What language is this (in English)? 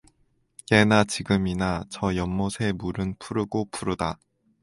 Korean